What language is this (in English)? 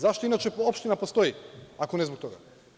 Serbian